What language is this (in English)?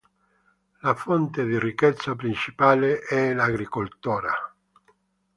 Italian